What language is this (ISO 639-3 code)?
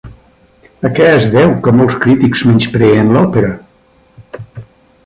cat